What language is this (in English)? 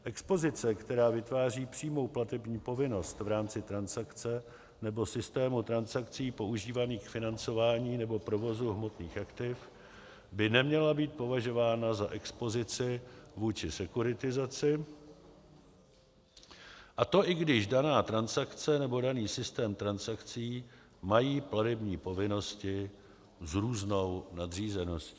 Czech